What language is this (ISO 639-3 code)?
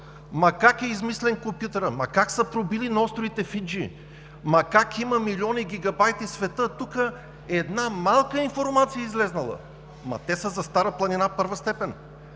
bul